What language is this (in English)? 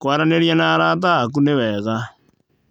Kikuyu